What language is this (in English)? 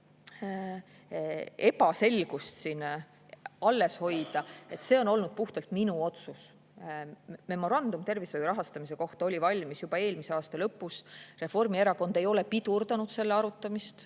Estonian